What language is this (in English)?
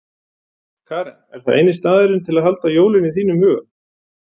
Icelandic